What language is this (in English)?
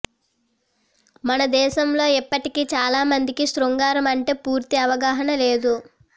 Telugu